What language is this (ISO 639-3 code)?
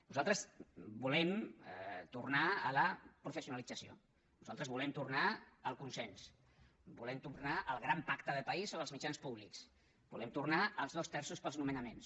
cat